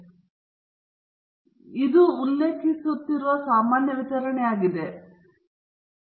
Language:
Kannada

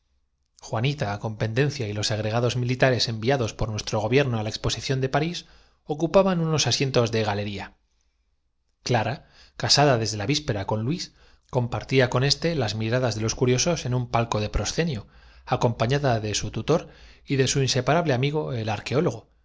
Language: Spanish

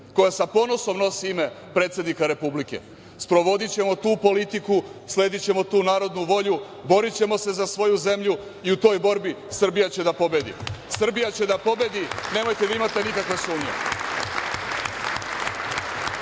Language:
Serbian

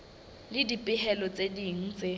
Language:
Southern Sotho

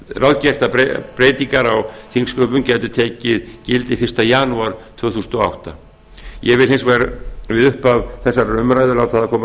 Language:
Icelandic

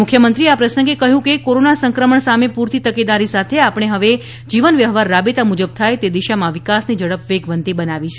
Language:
Gujarati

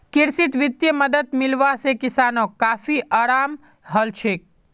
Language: Magahi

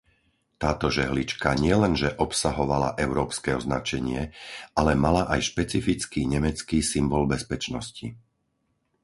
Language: Slovak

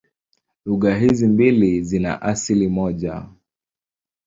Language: Swahili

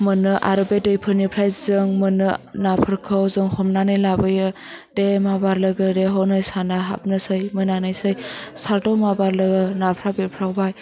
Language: Bodo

